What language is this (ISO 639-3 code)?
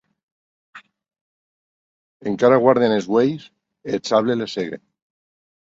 oci